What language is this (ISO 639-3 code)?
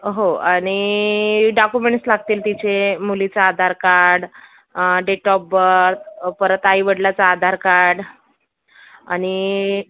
mar